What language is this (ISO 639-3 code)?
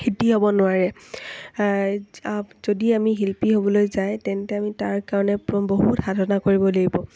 asm